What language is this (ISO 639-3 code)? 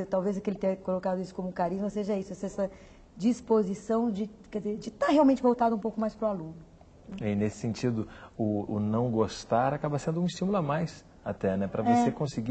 por